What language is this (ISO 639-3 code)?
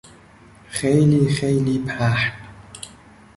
fas